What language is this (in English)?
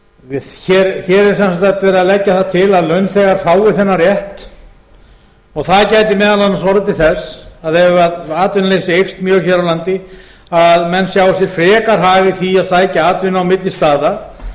Icelandic